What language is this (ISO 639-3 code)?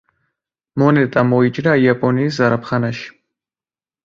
kat